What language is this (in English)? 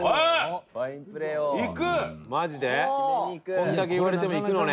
Japanese